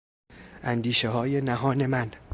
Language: Persian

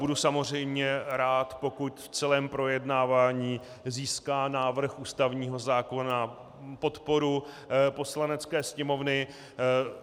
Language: Czech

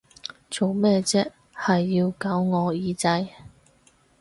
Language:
Cantonese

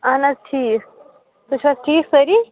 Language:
Kashmiri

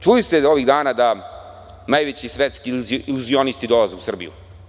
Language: Serbian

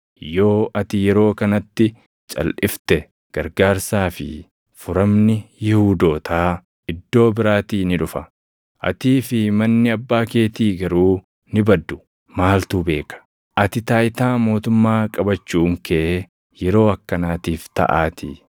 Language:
Oromo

